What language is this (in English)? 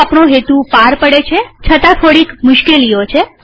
Gujarati